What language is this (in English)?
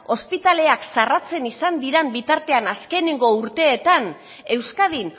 Basque